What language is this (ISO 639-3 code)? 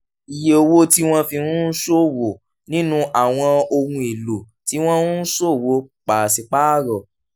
yor